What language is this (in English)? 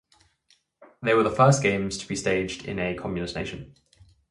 English